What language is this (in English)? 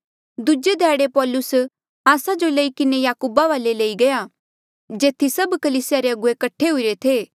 Mandeali